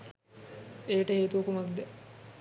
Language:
Sinhala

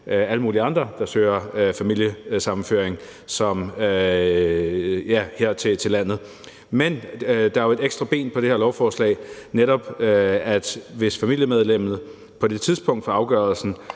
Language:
Danish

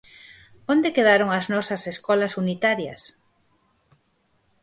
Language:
Galician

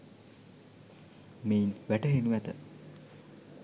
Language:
Sinhala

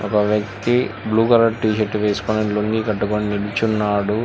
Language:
Telugu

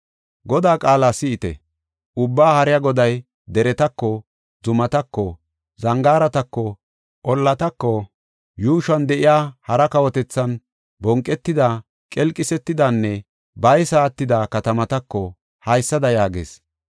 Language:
Gofa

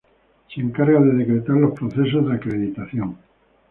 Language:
Spanish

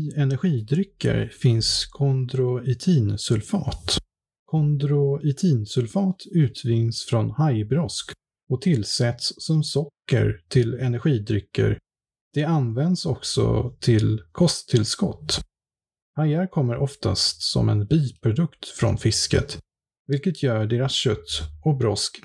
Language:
Swedish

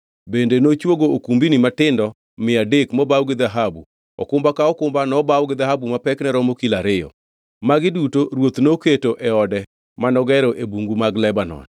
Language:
Luo (Kenya and Tanzania)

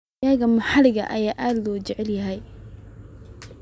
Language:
Somali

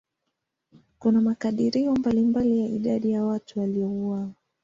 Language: Swahili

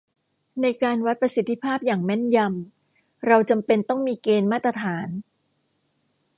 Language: Thai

